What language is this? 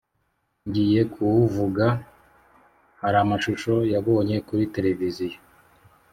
Kinyarwanda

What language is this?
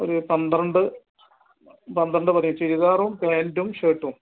Malayalam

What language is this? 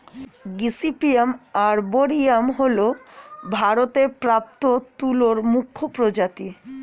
Bangla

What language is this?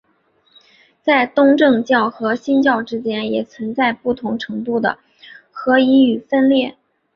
Chinese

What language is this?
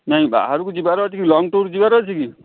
Odia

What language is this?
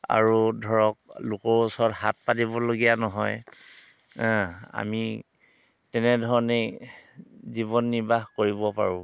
Assamese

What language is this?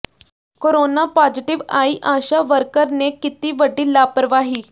Punjabi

